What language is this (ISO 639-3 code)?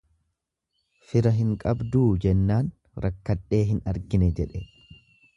orm